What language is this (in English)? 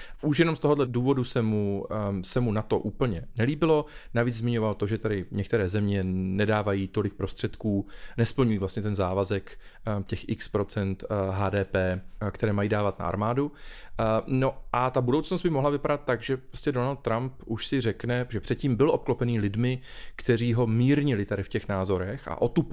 Czech